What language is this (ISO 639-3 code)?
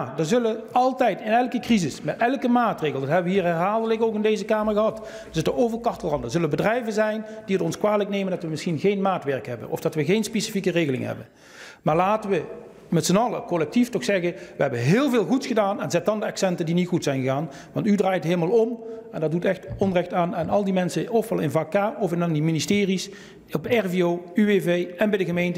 nld